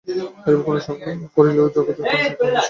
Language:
Bangla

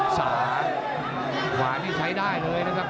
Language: Thai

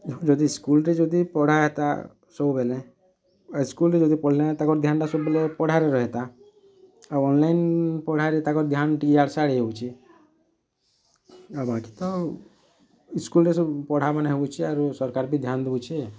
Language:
Odia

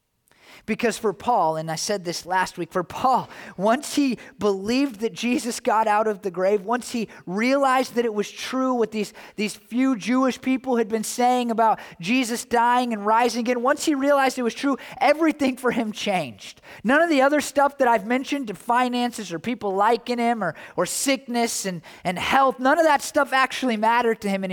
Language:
English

